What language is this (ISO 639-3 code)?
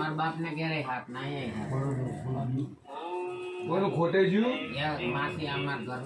guj